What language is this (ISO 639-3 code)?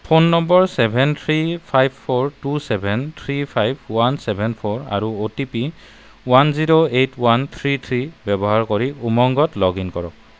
asm